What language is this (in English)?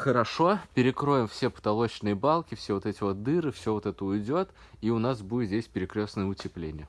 Russian